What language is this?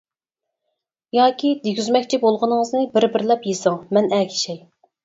Uyghur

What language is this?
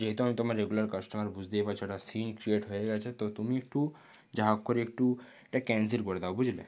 Bangla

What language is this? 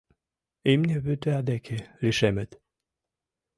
Mari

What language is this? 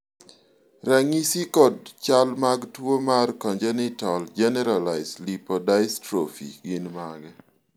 Luo (Kenya and Tanzania)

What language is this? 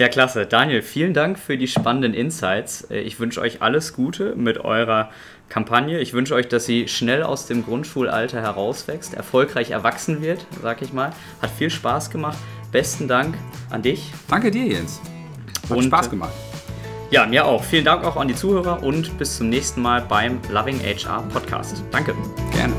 German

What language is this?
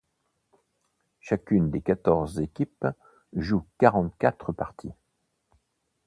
French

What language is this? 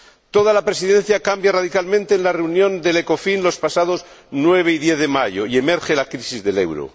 Spanish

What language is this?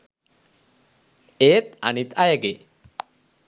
Sinhala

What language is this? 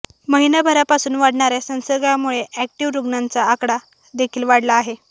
Marathi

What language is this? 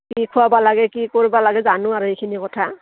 Assamese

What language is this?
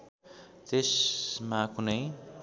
Nepali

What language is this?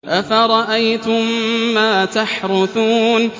Arabic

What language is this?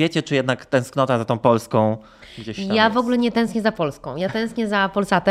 Polish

